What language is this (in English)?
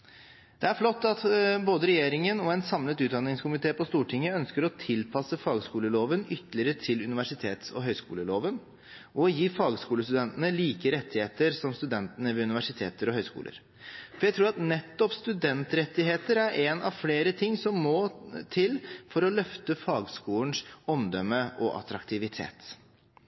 Norwegian Bokmål